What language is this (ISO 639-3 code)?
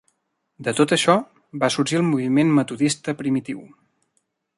cat